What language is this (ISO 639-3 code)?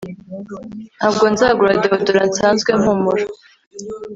kin